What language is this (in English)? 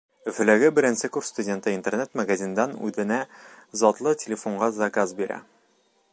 Bashkir